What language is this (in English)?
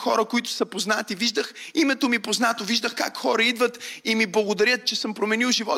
Bulgarian